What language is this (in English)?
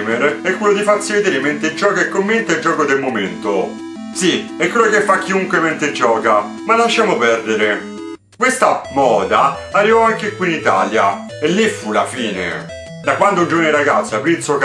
Italian